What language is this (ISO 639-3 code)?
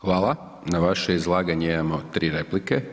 hrv